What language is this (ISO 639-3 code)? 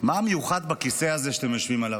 heb